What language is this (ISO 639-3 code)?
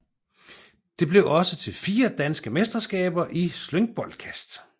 dan